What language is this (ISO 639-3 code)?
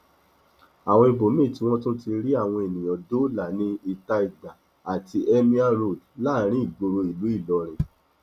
yor